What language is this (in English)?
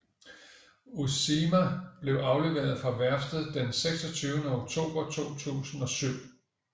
Danish